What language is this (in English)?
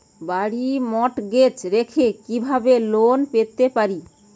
Bangla